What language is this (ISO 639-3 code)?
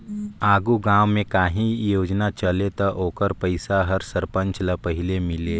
hne